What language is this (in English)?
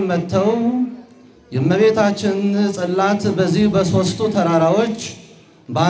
Arabic